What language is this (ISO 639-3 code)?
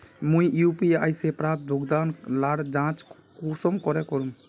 mag